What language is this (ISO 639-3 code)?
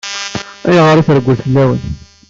kab